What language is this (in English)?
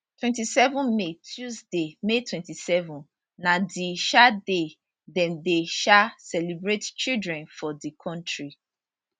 Nigerian Pidgin